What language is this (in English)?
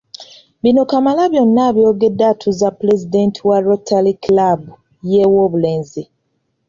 Ganda